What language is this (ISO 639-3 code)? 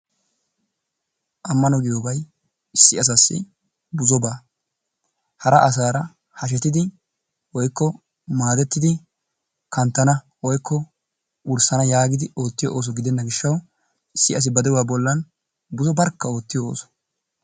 wal